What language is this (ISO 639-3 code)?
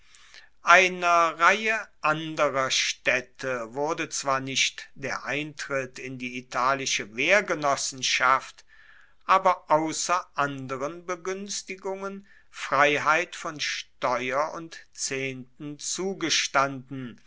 deu